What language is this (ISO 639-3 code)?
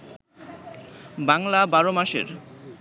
ben